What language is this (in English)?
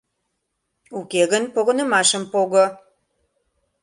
Mari